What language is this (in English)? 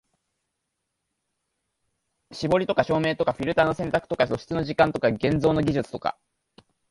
Japanese